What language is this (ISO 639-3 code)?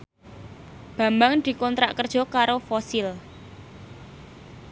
jav